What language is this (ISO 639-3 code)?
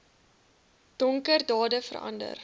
afr